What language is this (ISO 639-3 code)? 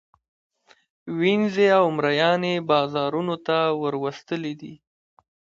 pus